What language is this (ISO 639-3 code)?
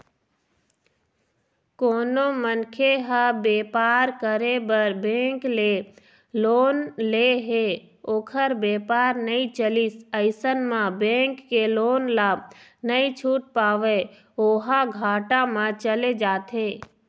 hne